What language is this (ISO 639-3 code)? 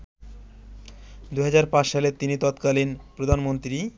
ben